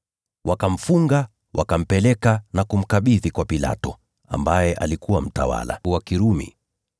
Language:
Swahili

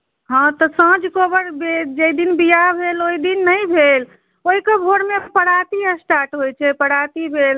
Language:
Maithili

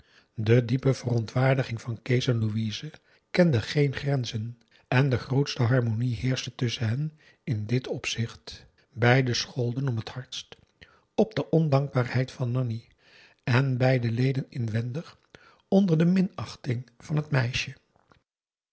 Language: Dutch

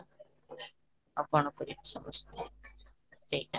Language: Odia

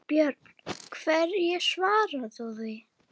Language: Icelandic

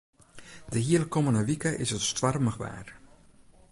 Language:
Western Frisian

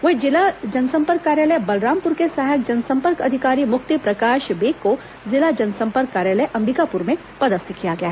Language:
Hindi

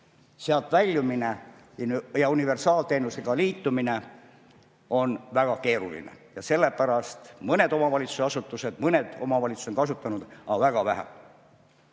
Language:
Estonian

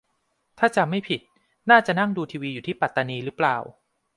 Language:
Thai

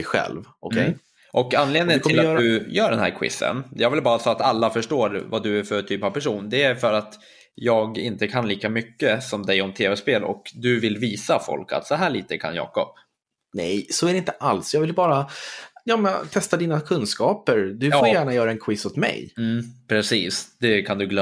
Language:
Swedish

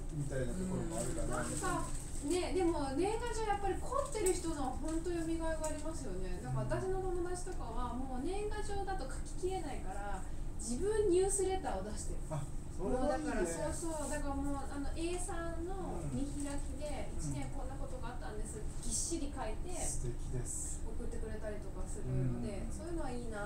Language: Japanese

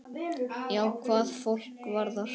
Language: Icelandic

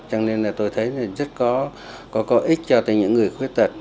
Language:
Vietnamese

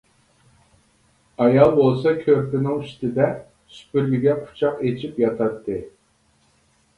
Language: Uyghur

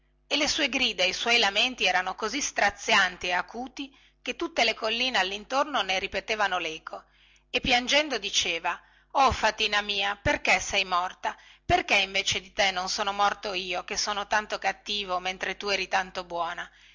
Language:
Italian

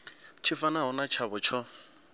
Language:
Venda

